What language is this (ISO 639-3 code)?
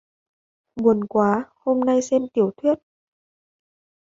vie